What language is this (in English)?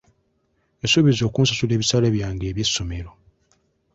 Ganda